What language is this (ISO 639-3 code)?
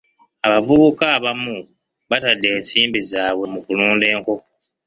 lug